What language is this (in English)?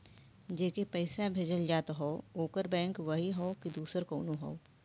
Bhojpuri